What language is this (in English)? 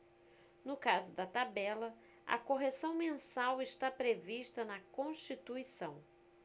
Portuguese